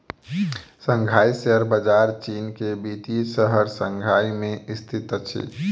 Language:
Maithili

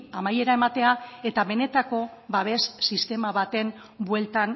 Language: Basque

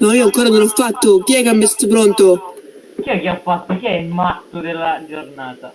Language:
Italian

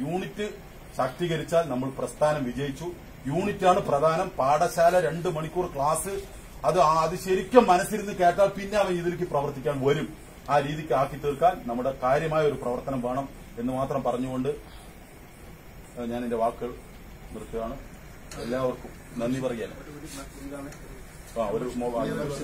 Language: Hindi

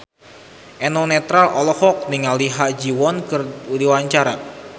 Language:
Sundanese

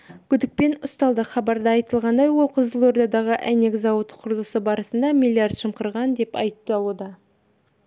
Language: Kazakh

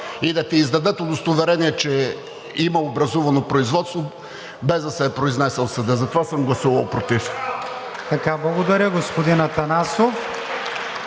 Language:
Bulgarian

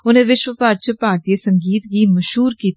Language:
Dogri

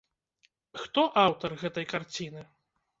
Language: Belarusian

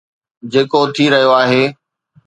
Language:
Sindhi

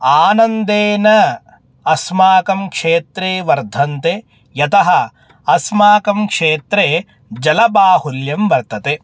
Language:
Sanskrit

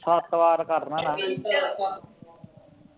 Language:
Punjabi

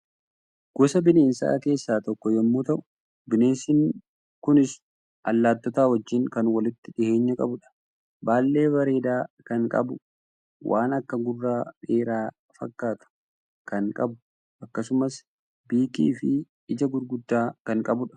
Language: Oromo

